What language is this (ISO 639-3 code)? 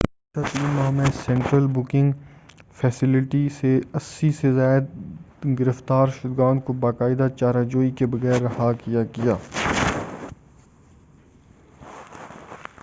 urd